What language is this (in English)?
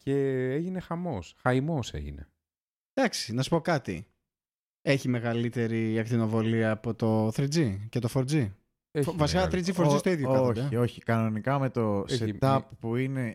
Greek